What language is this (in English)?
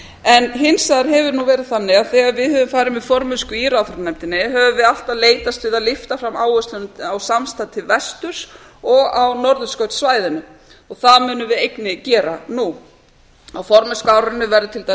Icelandic